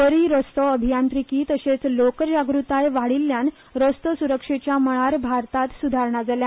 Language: Konkani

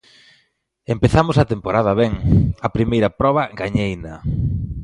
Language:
Galician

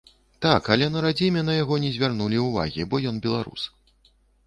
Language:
Belarusian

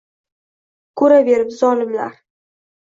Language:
Uzbek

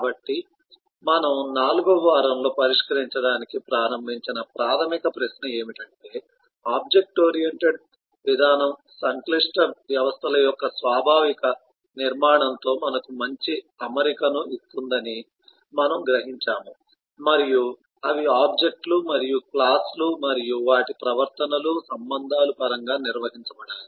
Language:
Telugu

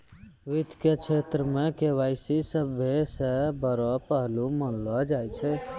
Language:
Maithili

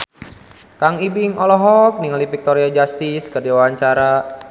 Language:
Sundanese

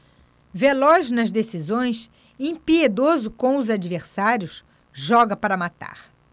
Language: Portuguese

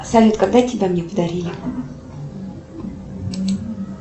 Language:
Russian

